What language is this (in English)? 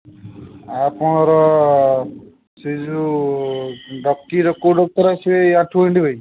Odia